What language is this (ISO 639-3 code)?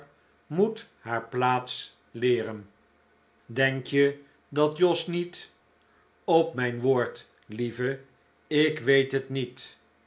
nld